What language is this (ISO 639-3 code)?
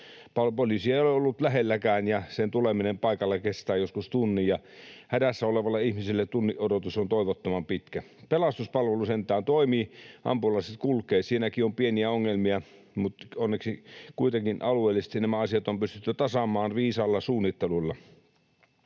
fin